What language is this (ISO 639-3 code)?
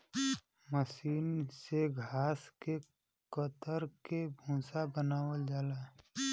bho